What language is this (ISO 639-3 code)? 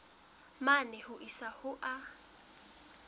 sot